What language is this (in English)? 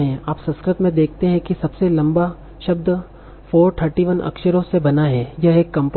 Hindi